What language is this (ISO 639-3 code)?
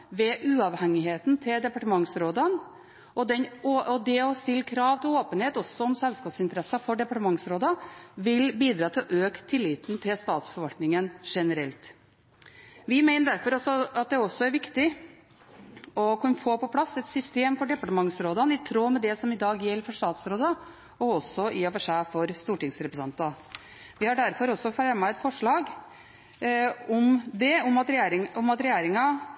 nob